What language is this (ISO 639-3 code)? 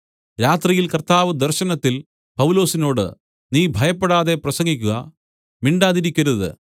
mal